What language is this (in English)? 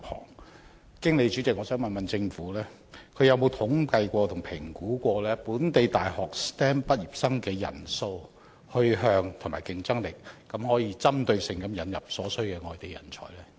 Cantonese